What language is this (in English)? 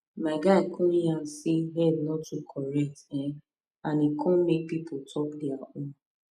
Nigerian Pidgin